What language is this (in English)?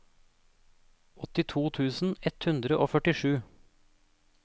Norwegian